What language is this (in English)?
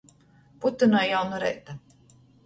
Latgalian